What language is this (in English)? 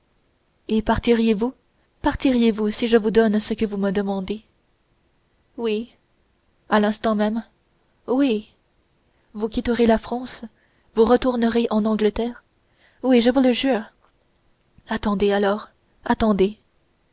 French